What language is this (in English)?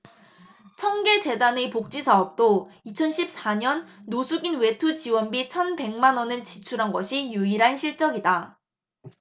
Korean